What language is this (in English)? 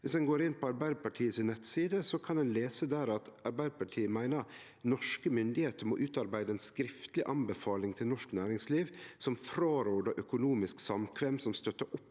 Norwegian